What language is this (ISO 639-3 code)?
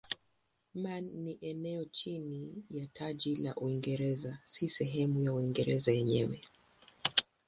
swa